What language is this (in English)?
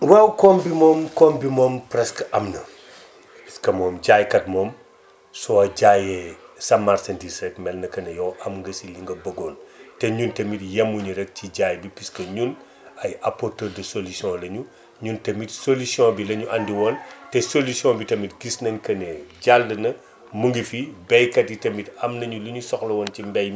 Wolof